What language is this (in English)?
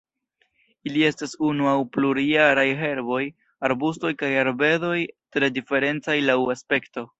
Esperanto